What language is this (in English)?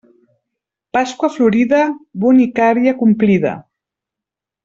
Catalan